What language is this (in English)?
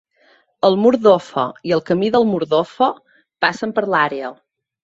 Catalan